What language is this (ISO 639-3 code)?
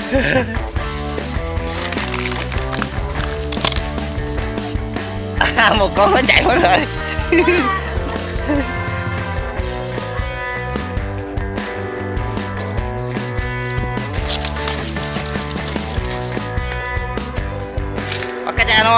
vie